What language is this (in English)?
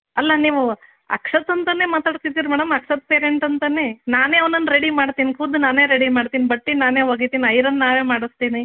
Kannada